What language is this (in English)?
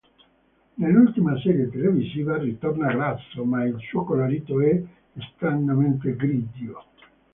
Italian